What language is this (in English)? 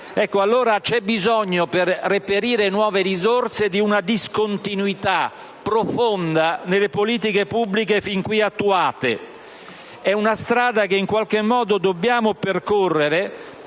Italian